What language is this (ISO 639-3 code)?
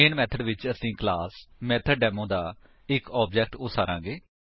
pan